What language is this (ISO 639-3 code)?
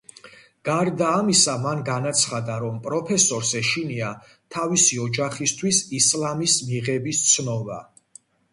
kat